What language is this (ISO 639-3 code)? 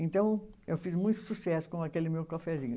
por